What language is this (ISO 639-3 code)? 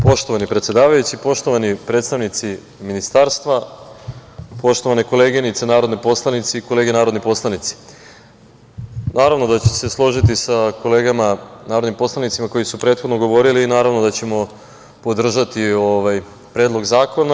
srp